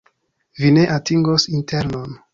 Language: Esperanto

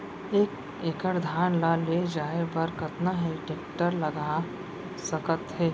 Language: Chhattisgarhi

